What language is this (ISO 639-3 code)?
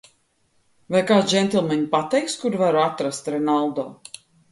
lav